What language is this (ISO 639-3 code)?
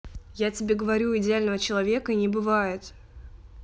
rus